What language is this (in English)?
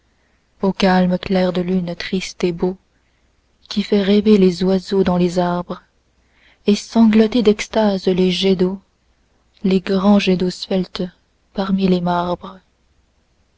French